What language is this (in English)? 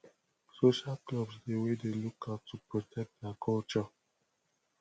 Nigerian Pidgin